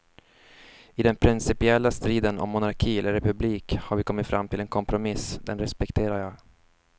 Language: Swedish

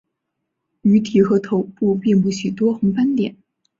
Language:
Chinese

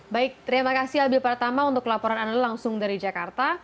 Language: Indonesian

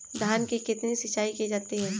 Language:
Hindi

